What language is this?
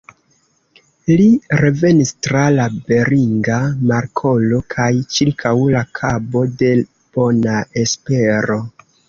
Esperanto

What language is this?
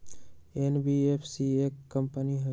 Magahi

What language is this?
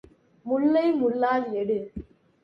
Tamil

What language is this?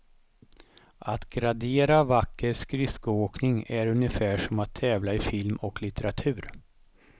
Swedish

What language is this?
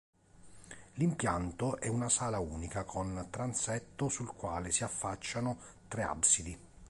Italian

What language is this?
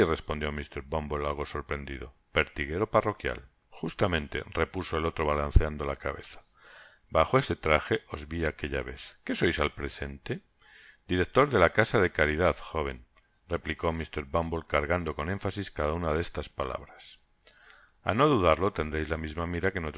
Spanish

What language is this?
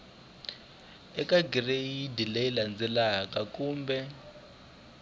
Tsonga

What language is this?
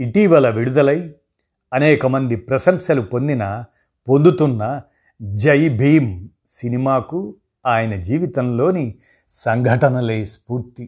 Telugu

